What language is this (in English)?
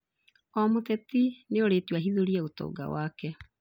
Kikuyu